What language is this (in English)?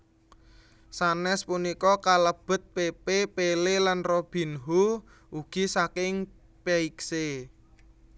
Javanese